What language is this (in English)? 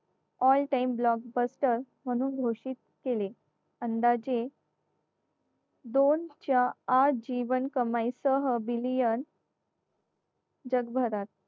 Marathi